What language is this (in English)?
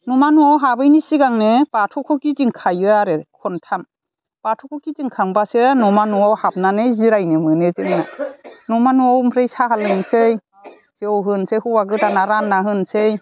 Bodo